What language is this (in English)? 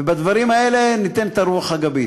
Hebrew